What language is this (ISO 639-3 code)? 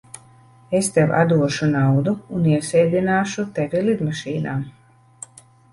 lav